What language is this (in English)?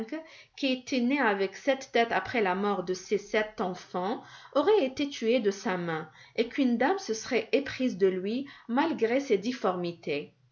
French